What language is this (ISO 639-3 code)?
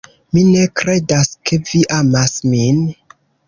epo